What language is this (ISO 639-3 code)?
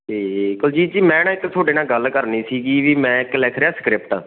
pan